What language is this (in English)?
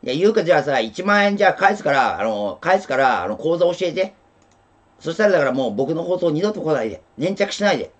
Japanese